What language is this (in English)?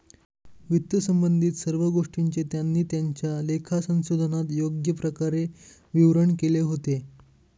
Marathi